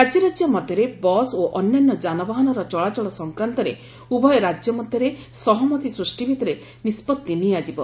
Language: Odia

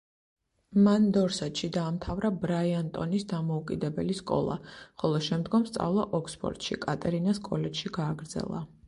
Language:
Georgian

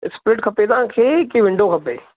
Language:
Sindhi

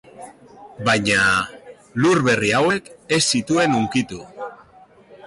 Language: Basque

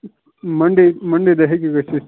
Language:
Kashmiri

